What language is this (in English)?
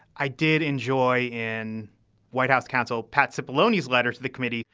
English